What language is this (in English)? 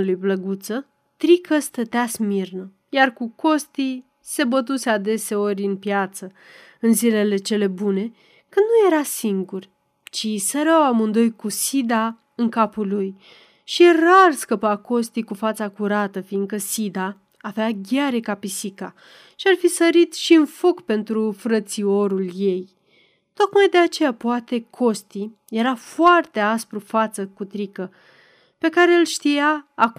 Romanian